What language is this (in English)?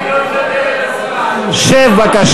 Hebrew